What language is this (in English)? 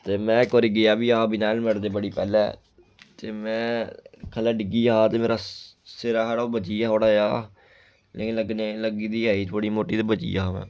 Dogri